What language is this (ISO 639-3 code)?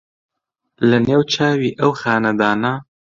ckb